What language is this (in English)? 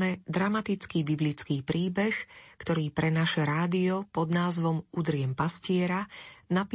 Slovak